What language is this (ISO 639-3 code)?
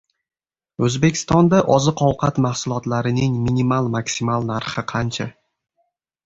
uzb